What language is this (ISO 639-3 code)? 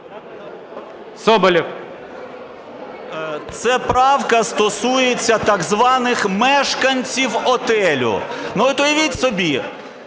ukr